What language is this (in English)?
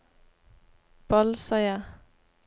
Norwegian